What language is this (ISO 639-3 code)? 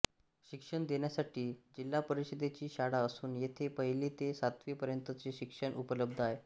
mar